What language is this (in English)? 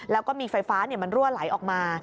Thai